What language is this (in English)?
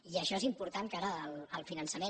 Catalan